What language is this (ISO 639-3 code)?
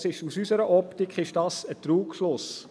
gsw